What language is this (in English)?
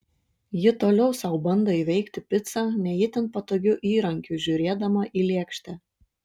Lithuanian